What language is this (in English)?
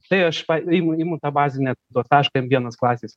Lithuanian